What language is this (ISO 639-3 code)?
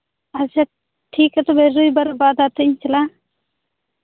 sat